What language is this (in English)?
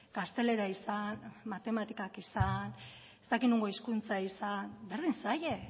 Basque